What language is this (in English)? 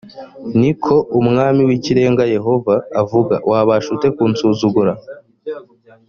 Kinyarwanda